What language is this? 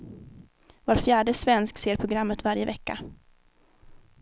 Swedish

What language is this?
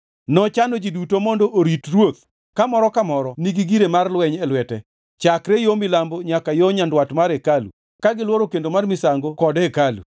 Luo (Kenya and Tanzania)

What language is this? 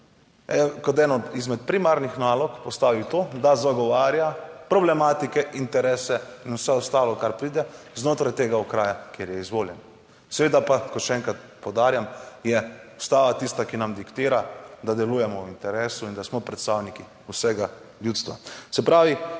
Slovenian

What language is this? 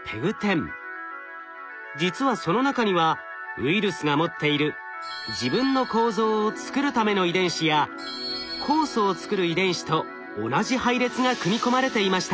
Japanese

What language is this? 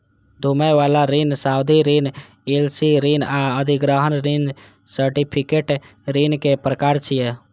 Maithili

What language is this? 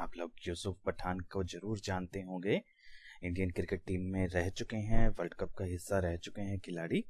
Hindi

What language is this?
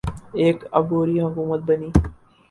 Urdu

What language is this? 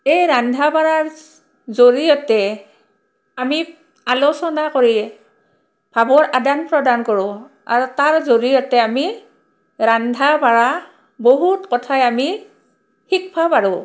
Assamese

